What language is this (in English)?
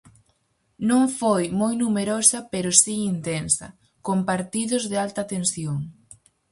Galician